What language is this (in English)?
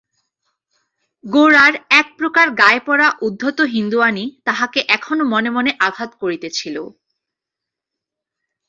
Bangla